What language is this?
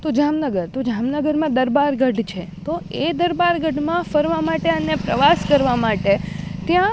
Gujarati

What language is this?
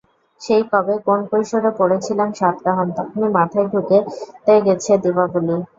Bangla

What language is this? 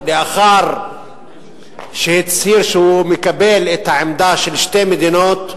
Hebrew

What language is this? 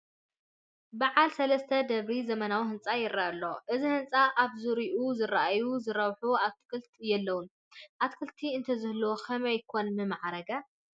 Tigrinya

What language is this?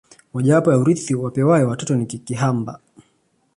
Swahili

